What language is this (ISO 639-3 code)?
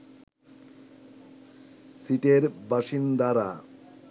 ben